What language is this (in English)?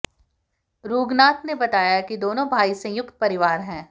Hindi